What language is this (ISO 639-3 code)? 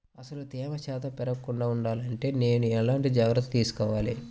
tel